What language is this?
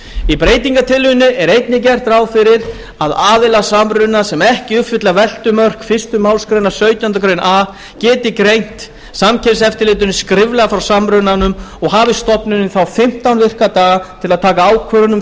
Icelandic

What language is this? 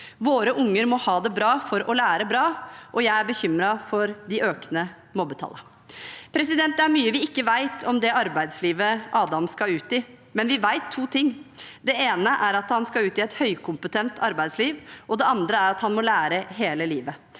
Norwegian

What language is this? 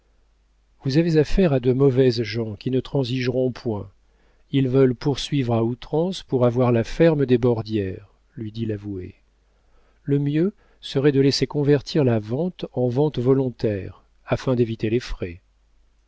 French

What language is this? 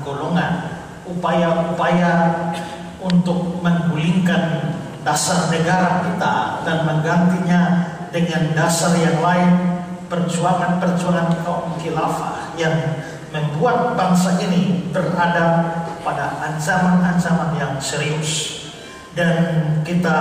Indonesian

